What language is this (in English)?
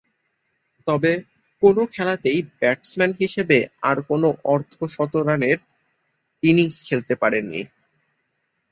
Bangla